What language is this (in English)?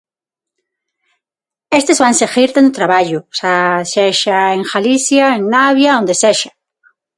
Galician